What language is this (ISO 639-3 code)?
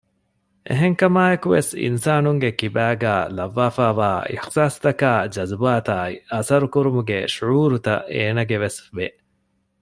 div